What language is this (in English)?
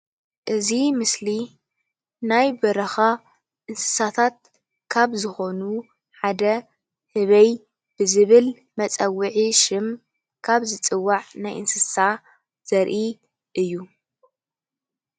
Tigrinya